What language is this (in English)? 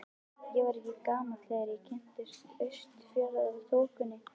Icelandic